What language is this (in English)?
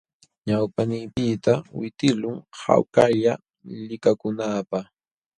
Jauja Wanca Quechua